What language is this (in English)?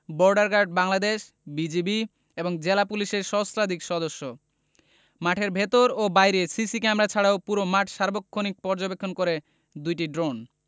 Bangla